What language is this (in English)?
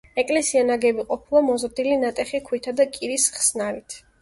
Georgian